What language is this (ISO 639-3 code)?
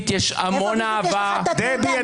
heb